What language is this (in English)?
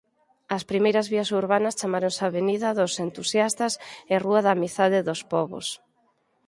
Galician